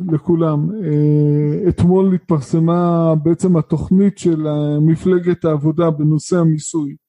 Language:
Hebrew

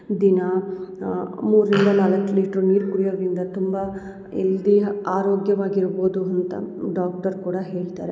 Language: Kannada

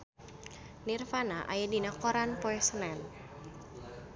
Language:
Sundanese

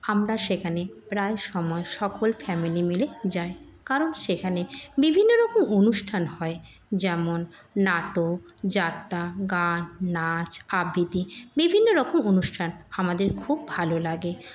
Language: Bangla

